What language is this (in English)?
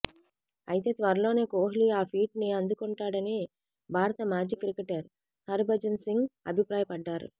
Telugu